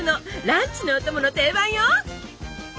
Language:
Japanese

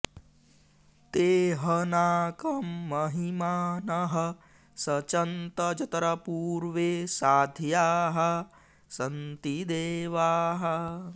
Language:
Sanskrit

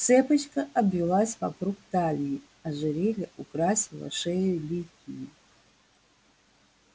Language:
Russian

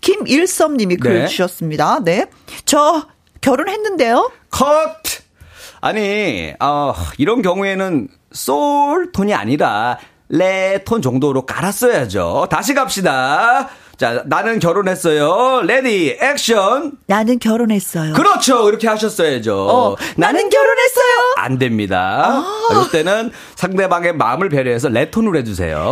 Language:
Korean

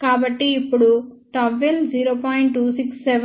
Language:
Telugu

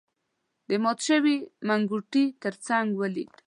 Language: Pashto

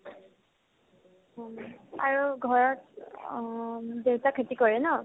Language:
Assamese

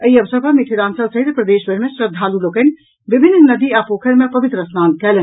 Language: Maithili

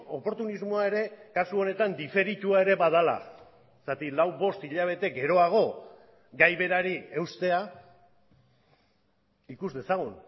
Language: Basque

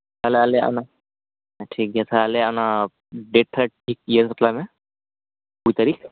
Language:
Santali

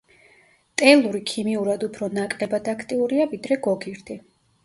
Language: Georgian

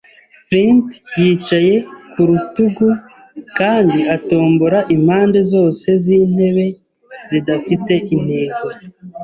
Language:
Kinyarwanda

